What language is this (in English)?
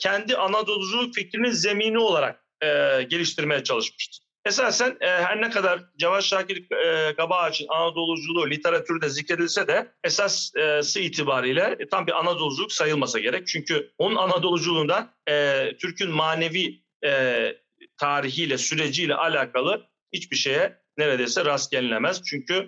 Turkish